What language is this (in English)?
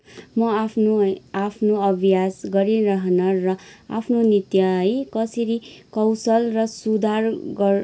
Nepali